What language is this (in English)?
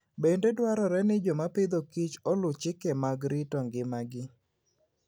Luo (Kenya and Tanzania)